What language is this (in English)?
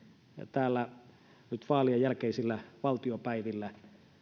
Finnish